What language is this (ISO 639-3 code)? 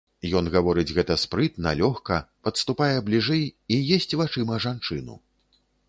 bel